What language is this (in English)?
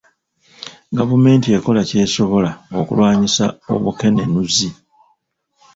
Ganda